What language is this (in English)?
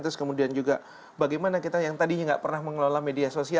Indonesian